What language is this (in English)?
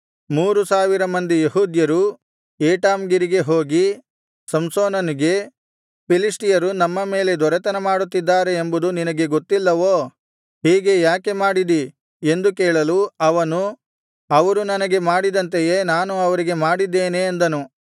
Kannada